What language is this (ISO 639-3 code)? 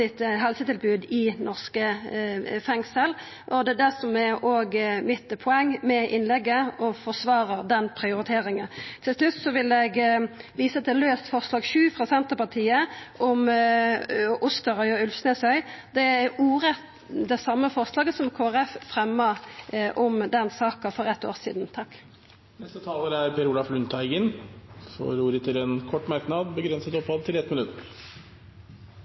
nor